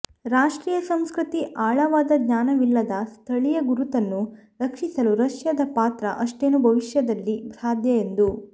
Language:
Kannada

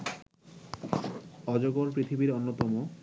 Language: Bangla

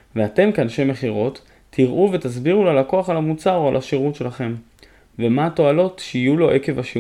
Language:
Hebrew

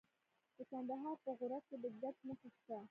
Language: Pashto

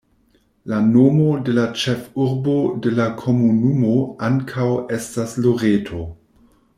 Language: Esperanto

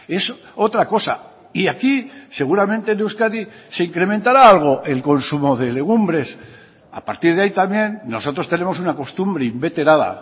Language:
Spanish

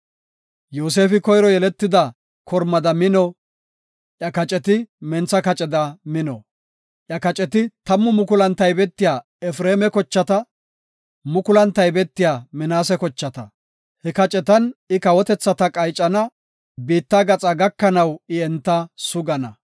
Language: Gofa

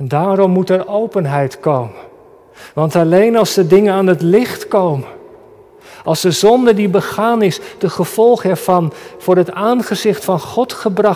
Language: Dutch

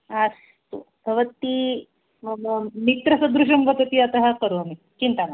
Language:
Sanskrit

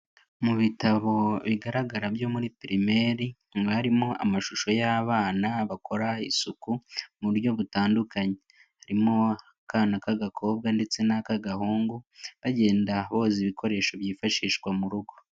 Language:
Kinyarwanda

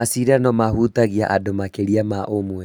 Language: Kikuyu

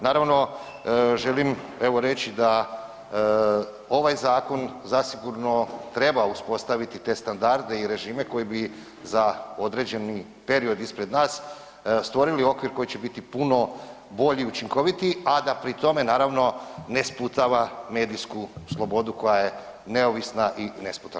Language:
Croatian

